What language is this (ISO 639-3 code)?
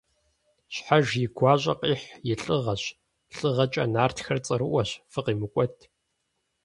kbd